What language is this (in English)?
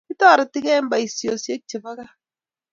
Kalenjin